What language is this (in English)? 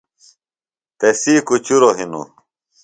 Phalura